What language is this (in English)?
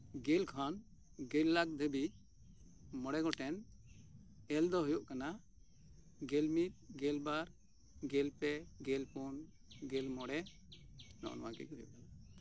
Santali